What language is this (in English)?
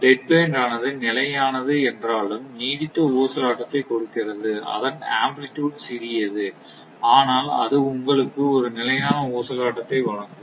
Tamil